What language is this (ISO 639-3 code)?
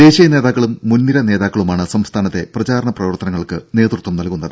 mal